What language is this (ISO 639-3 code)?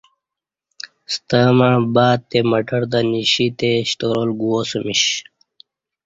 bsh